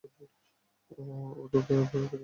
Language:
Bangla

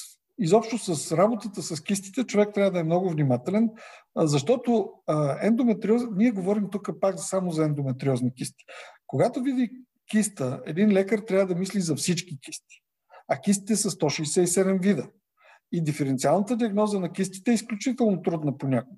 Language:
Bulgarian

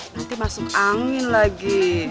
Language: Indonesian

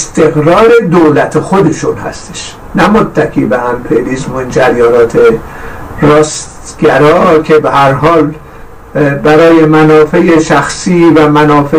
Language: Persian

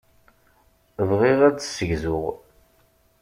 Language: Kabyle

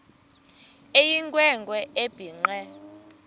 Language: Xhosa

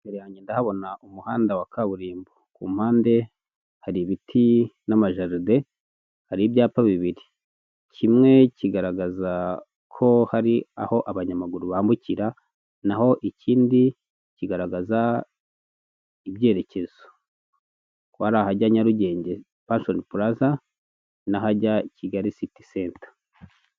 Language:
Kinyarwanda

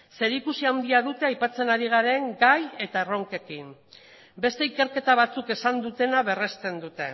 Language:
Basque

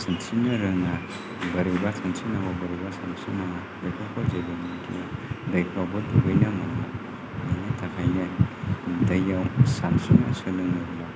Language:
Bodo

